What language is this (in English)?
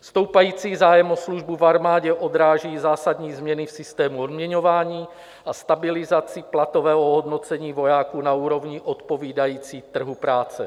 Czech